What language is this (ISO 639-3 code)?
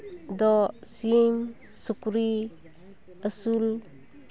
sat